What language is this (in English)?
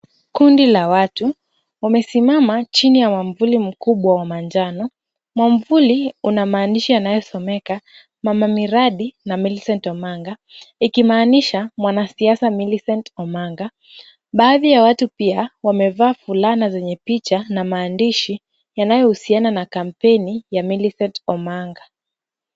Swahili